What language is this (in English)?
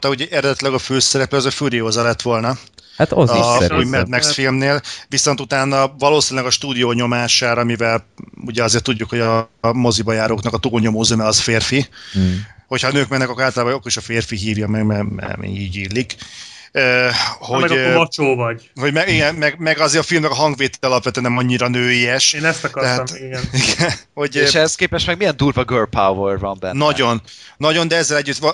Hungarian